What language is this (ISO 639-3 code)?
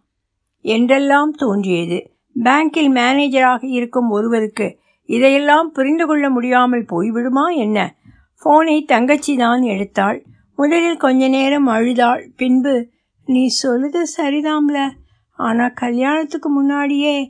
tam